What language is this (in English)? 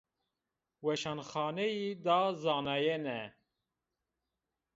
Zaza